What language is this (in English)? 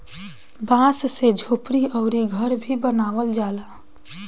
Bhojpuri